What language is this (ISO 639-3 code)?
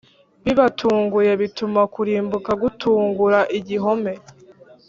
kin